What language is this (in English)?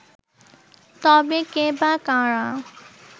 Bangla